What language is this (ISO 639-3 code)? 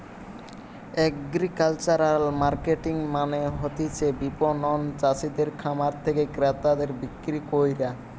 ben